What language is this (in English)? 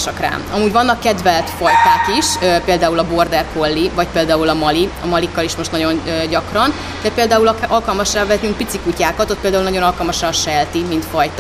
Hungarian